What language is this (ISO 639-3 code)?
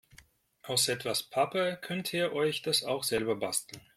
deu